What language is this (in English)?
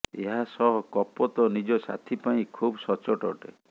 Odia